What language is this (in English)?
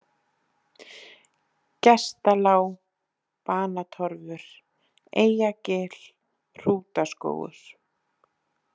Icelandic